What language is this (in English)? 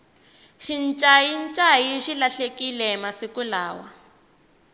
Tsonga